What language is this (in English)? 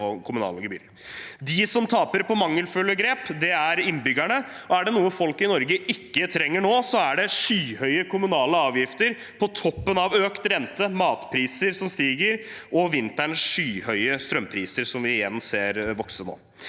Norwegian